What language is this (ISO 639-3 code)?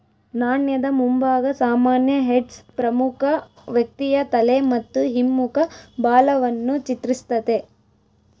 kan